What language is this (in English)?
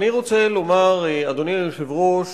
Hebrew